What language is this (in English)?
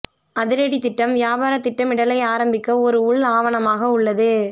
Tamil